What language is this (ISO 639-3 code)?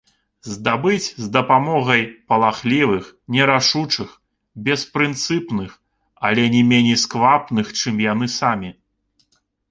bel